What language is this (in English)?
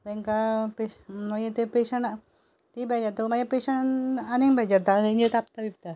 Konkani